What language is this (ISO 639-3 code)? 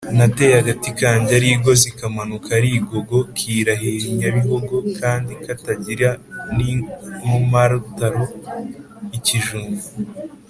kin